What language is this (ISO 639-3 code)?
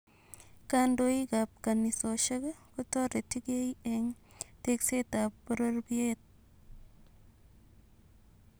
kln